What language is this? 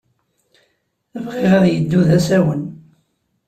Kabyle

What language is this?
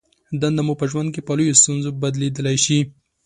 Pashto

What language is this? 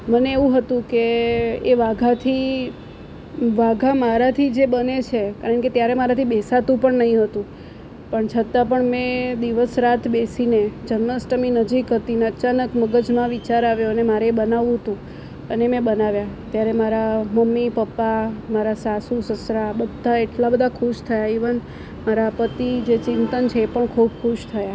Gujarati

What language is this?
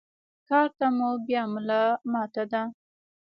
Pashto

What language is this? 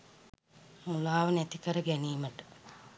Sinhala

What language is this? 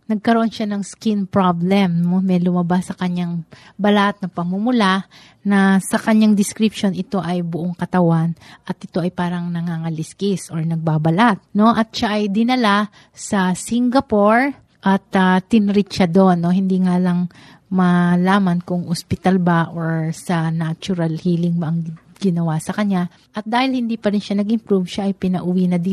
Filipino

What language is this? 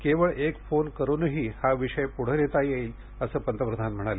Marathi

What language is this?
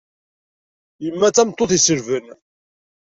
Kabyle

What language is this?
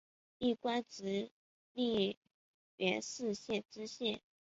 Chinese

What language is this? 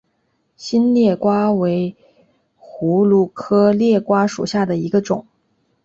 Chinese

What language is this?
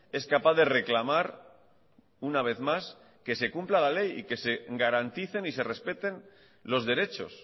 Spanish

